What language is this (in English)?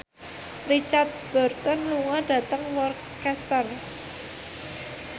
Javanese